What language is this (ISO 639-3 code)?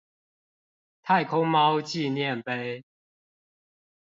zho